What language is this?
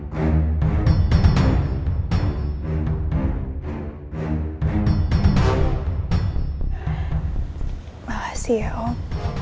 Indonesian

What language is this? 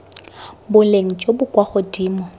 Tswana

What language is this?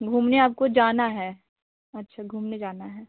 Hindi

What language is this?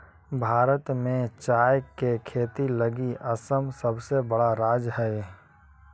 Magahi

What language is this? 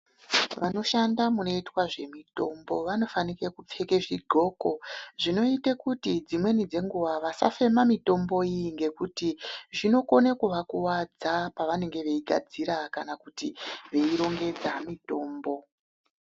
Ndau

